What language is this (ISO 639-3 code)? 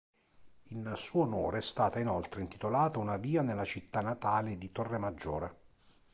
ita